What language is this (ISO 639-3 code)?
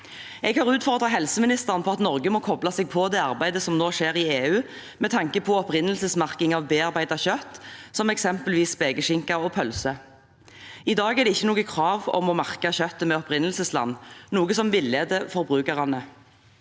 nor